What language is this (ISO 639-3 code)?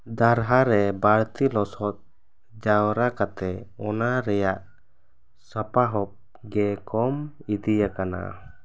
sat